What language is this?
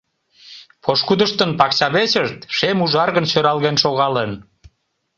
Mari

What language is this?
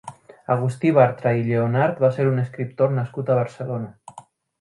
Catalan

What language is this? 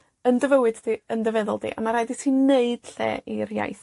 Welsh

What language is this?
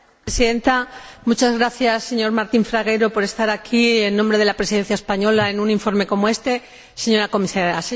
Spanish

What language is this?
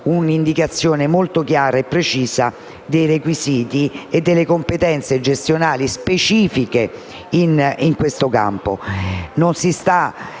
Italian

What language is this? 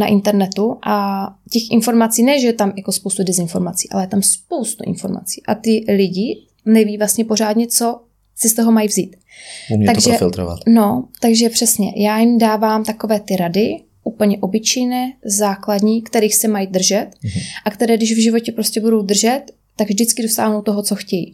Czech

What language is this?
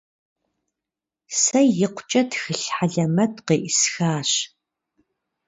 Kabardian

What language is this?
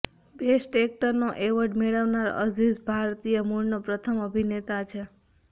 Gujarati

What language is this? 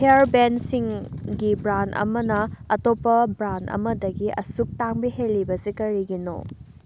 Manipuri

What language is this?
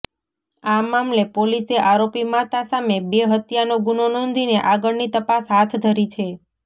Gujarati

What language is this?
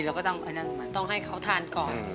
Thai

